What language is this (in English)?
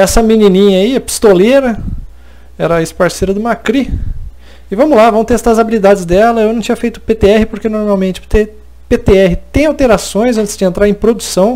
Portuguese